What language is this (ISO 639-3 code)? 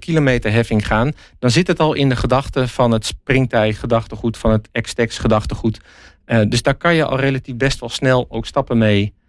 nld